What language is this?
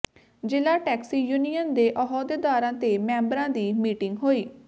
Punjabi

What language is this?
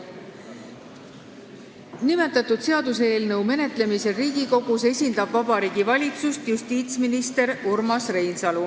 Estonian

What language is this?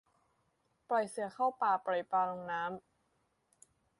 Thai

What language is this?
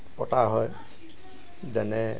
Assamese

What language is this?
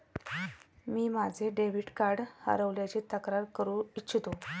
Marathi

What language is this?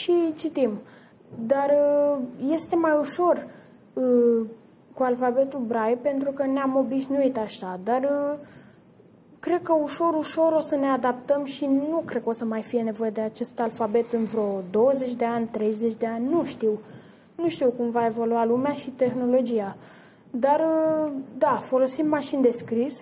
Romanian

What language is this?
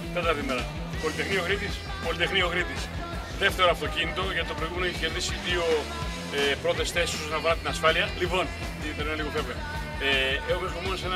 Greek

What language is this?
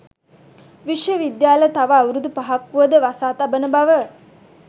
Sinhala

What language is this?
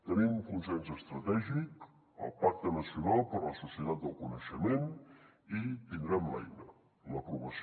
Catalan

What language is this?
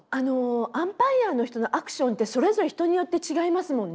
Japanese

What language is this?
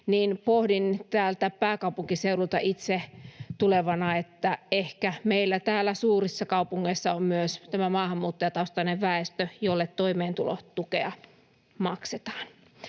Finnish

